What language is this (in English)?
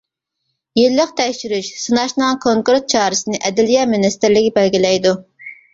Uyghur